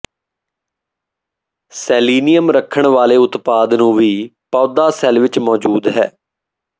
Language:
Punjabi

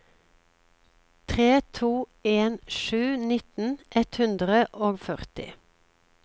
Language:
Norwegian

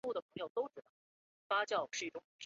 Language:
Chinese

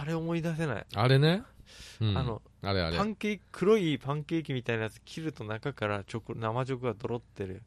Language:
Japanese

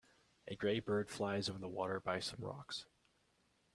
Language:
English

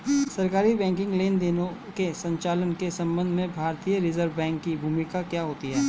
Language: Hindi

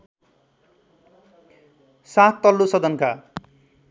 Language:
Nepali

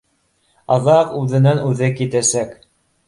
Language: Bashkir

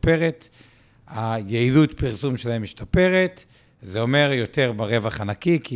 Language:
Hebrew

